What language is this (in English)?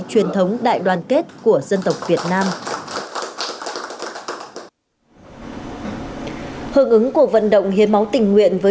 Vietnamese